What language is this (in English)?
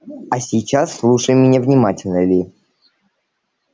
Russian